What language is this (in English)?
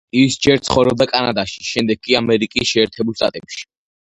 Georgian